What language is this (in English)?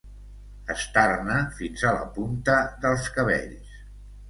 Catalan